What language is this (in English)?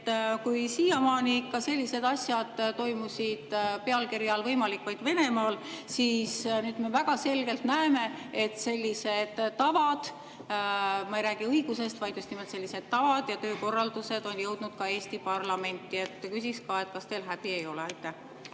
Estonian